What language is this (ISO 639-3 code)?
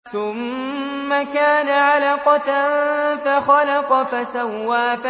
ara